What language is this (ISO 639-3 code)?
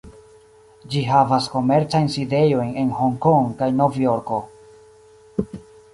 epo